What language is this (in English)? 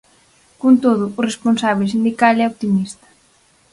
Galician